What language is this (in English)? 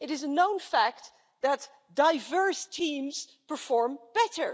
English